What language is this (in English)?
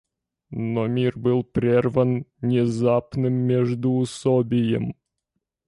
Russian